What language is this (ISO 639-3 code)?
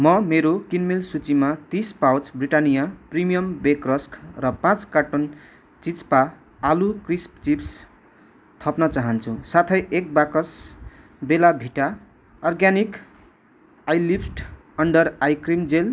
nep